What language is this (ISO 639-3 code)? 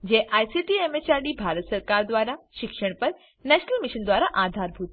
guj